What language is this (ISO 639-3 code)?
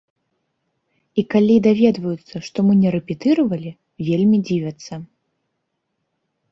bel